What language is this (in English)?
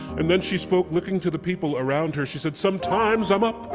English